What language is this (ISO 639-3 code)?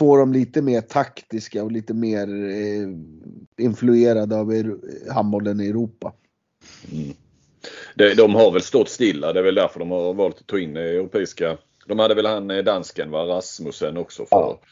swe